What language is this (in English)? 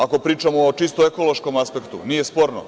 Serbian